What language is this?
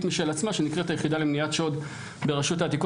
Hebrew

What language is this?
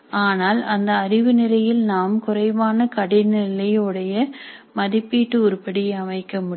Tamil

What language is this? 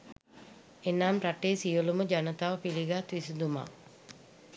Sinhala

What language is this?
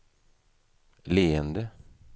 Swedish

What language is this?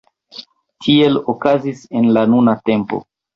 Esperanto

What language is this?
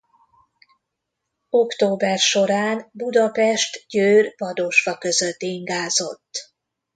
Hungarian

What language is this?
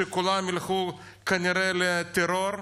Hebrew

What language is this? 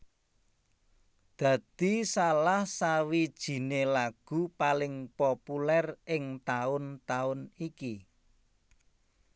Javanese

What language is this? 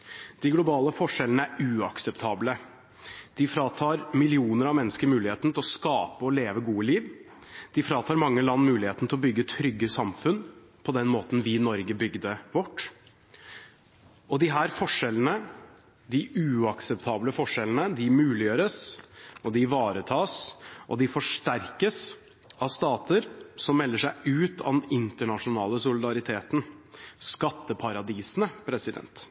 Norwegian Bokmål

